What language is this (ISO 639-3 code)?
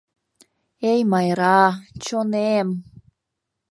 chm